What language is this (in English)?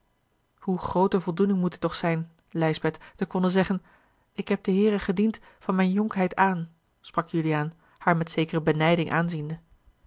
Dutch